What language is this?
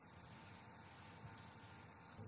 Malayalam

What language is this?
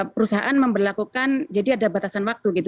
Indonesian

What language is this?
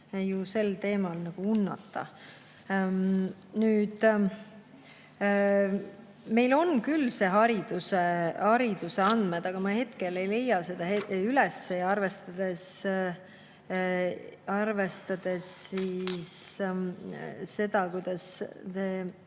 Estonian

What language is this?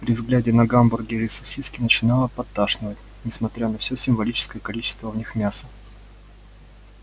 Russian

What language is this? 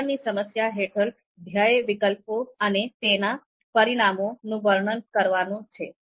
Gujarati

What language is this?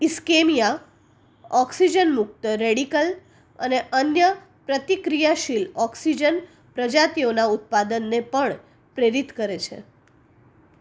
Gujarati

